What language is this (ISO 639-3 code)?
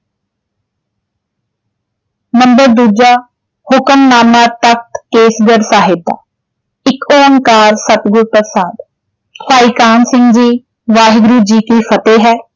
pan